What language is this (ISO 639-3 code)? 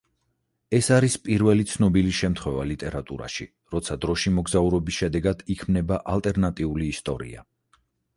kat